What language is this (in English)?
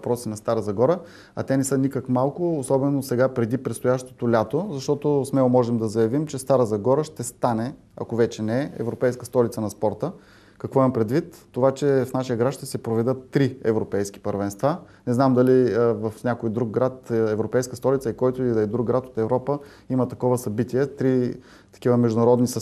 Bulgarian